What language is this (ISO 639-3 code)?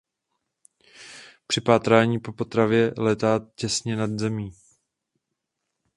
ces